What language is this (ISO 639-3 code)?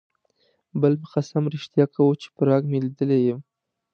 pus